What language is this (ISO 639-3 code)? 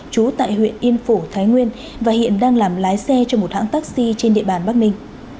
vie